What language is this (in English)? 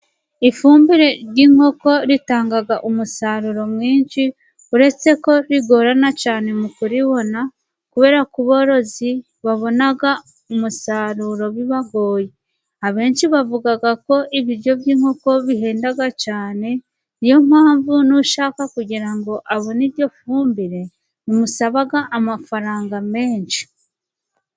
Kinyarwanda